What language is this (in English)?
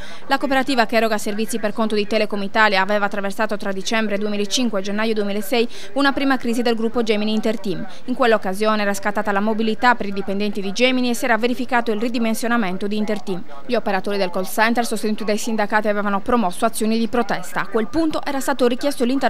Italian